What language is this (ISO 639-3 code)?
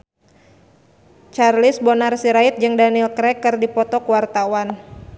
sun